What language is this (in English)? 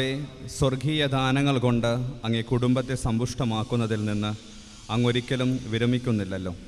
Malayalam